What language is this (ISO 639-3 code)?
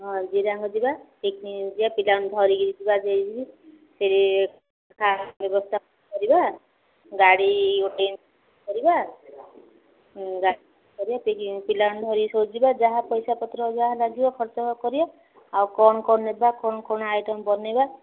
ori